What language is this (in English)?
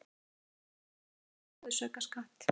Icelandic